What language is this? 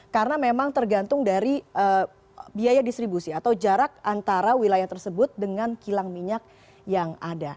Indonesian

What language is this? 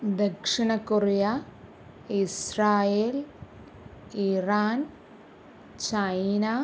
Malayalam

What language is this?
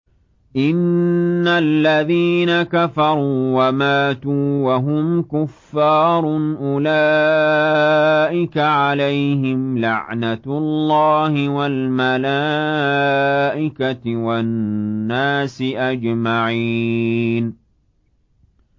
Arabic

